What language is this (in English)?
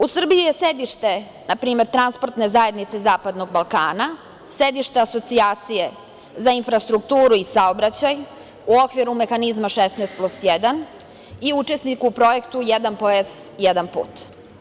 Serbian